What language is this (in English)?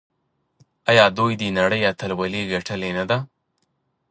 Pashto